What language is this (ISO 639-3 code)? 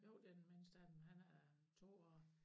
dan